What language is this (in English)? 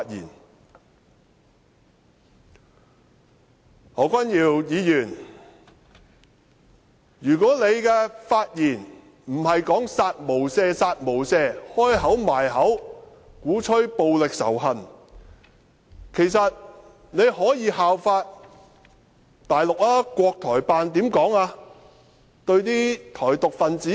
Cantonese